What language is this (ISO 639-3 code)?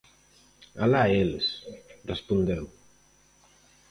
glg